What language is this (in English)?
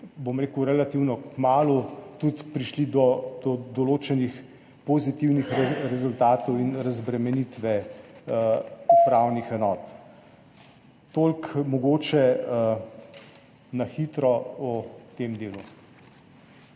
Slovenian